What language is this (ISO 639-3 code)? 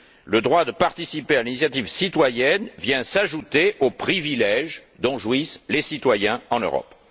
fra